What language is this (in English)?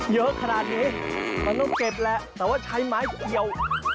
Thai